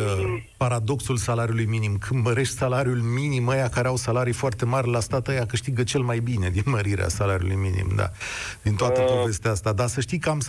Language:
Romanian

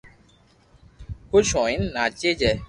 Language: Loarki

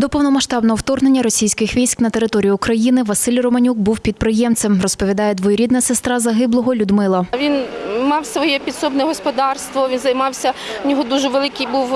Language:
Ukrainian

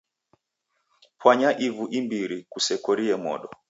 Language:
Taita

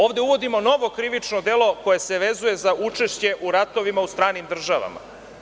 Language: Serbian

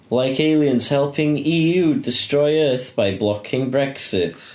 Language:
English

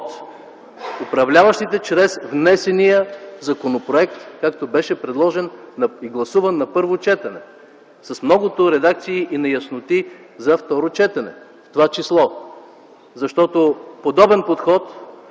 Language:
Bulgarian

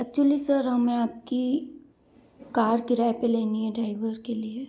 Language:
Hindi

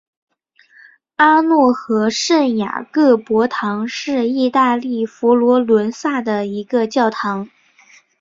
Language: Chinese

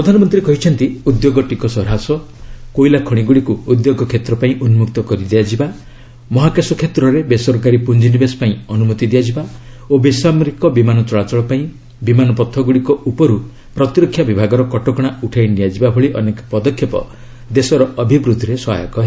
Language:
Odia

